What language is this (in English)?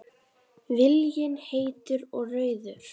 Icelandic